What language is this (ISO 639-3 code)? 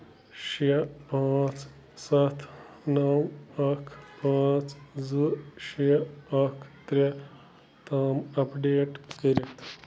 kas